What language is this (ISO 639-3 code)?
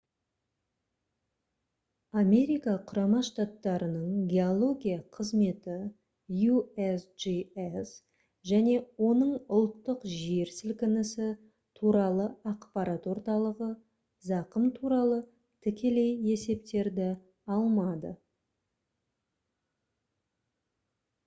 kaz